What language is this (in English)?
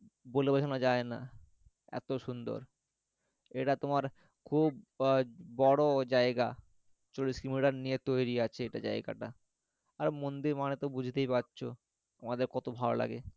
Bangla